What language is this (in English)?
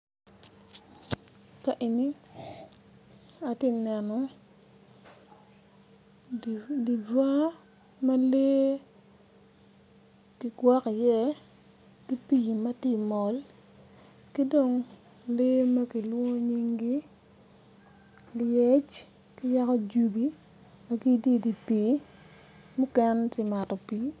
Acoli